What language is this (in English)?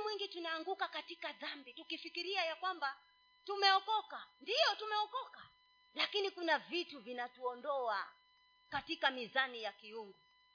Swahili